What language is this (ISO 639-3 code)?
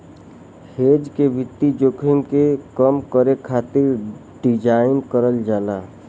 bho